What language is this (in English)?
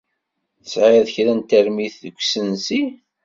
Kabyle